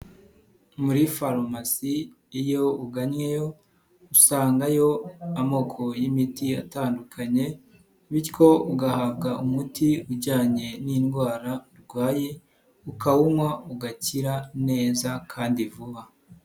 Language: Kinyarwanda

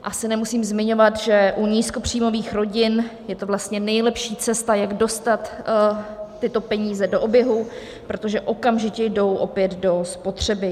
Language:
Czech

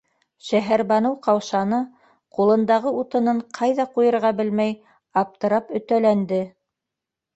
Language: Bashkir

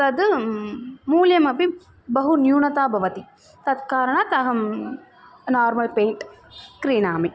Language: Sanskrit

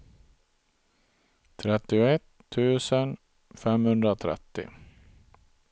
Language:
Swedish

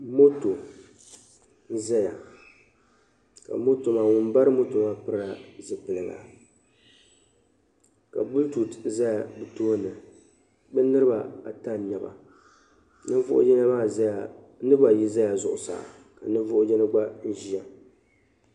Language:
Dagbani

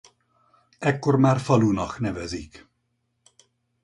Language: Hungarian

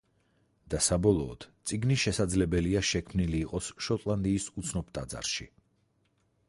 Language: Georgian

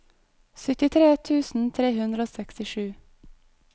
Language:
Norwegian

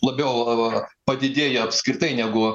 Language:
Lithuanian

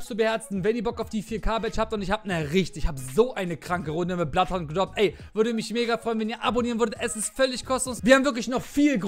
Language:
German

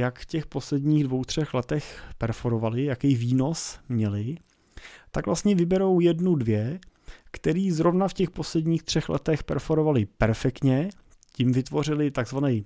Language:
Czech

